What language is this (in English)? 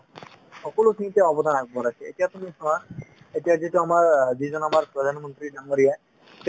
Assamese